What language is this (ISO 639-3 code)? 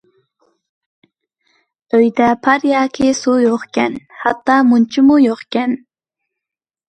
uig